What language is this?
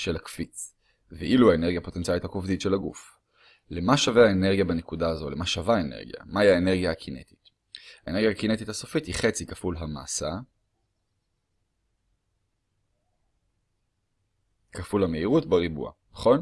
Hebrew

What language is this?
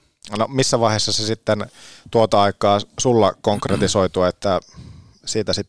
Finnish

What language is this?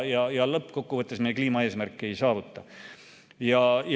Estonian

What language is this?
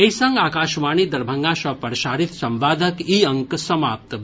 Maithili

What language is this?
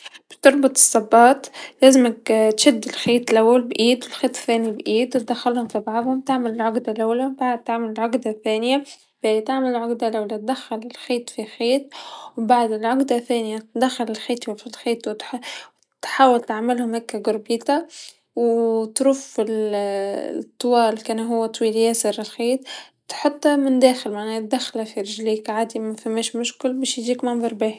Tunisian Arabic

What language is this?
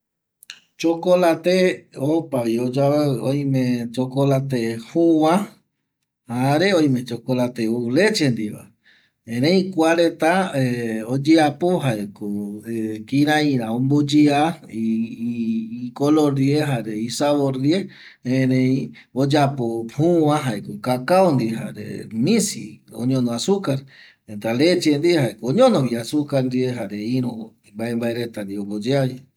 Eastern Bolivian Guaraní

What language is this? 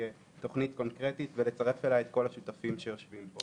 Hebrew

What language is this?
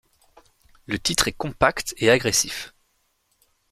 French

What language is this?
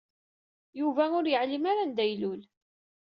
Kabyle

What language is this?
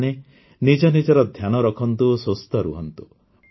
Odia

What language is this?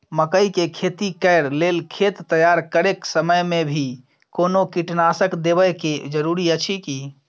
Maithili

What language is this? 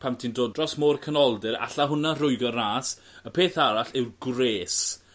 Welsh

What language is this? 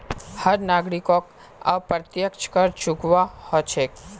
Magahi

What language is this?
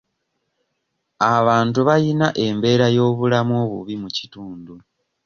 Ganda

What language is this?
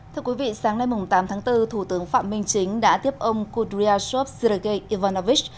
Vietnamese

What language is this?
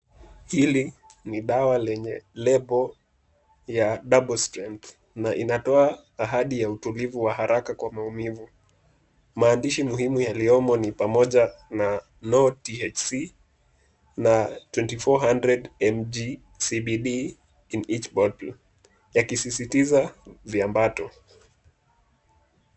Swahili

